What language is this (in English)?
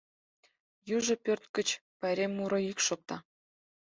Mari